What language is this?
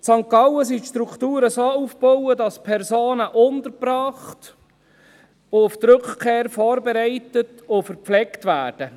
Swiss German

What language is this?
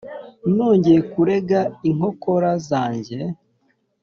Kinyarwanda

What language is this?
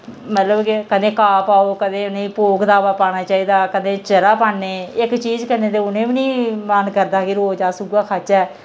Dogri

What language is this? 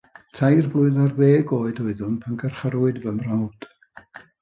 Welsh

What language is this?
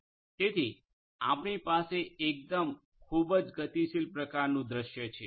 Gujarati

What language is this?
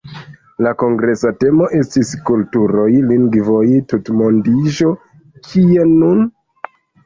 Esperanto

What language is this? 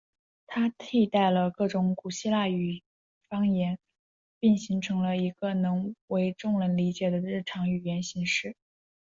Chinese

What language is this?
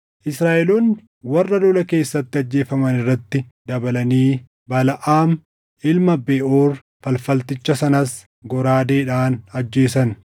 Oromo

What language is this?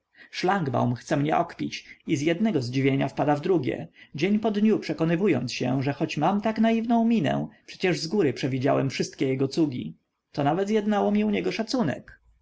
Polish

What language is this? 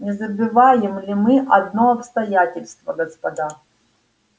Russian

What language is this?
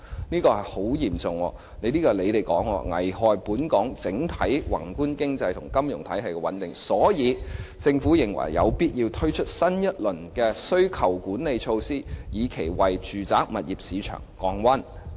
Cantonese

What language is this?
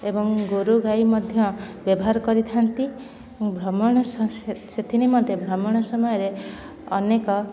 Odia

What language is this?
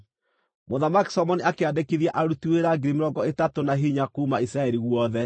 Kikuyu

